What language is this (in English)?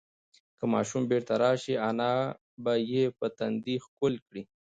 Pashto